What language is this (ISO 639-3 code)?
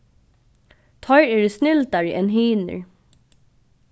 fao